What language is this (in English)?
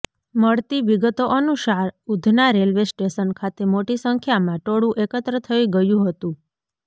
Gujarati